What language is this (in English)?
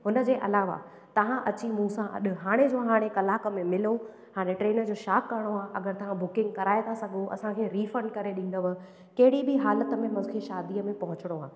Sindhi